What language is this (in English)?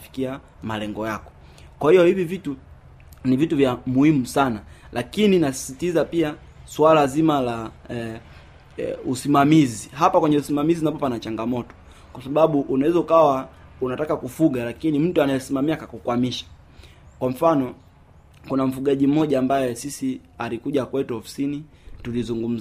Swahili